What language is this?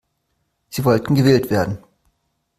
German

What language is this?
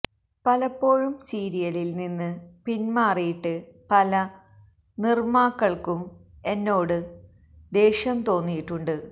Malayalam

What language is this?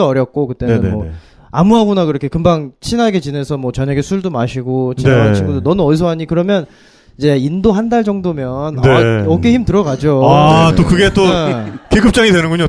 Korean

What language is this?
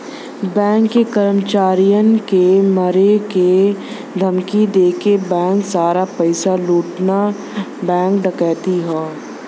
Bhojpuri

